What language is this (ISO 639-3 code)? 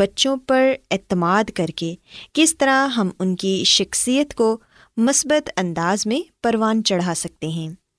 urd